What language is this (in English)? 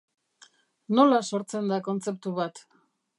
Basque